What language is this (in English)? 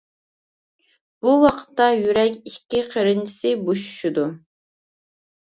Uyghur